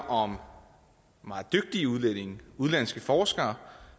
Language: Danish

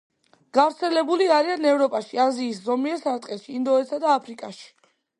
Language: Georgian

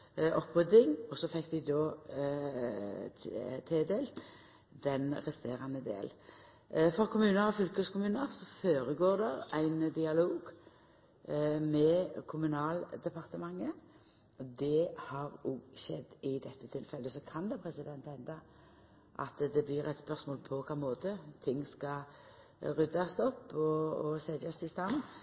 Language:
Norwegian Nynorsk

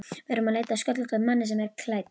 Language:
Icelandic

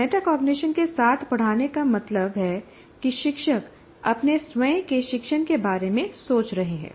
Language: Hindi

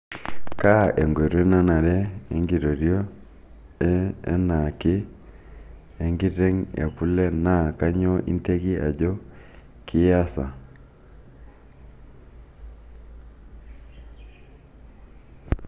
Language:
Masai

